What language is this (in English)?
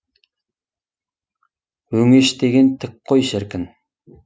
Kazakh